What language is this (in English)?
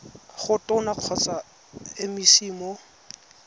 Tswana